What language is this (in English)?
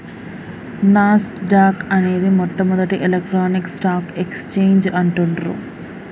Telugu